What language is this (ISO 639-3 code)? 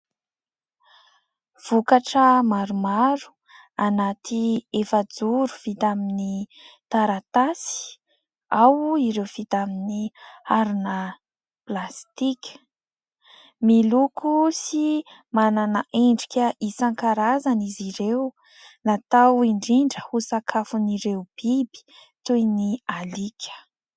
mlg